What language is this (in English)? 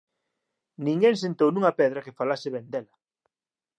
Galician